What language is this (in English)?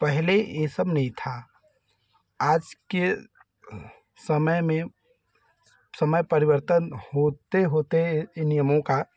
Hindi